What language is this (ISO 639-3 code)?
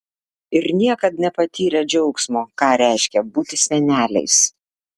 lit